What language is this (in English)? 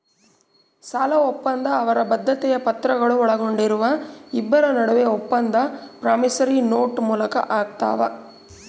Kannada